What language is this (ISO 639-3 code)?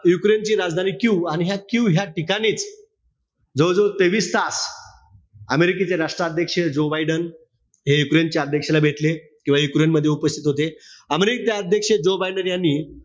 mar